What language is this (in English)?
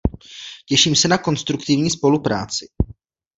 Czech